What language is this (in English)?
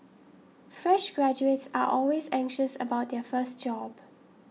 English